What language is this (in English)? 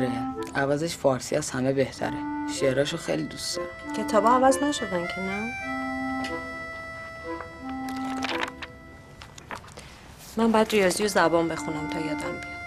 Persian